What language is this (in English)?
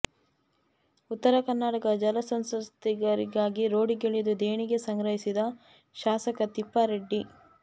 Kannada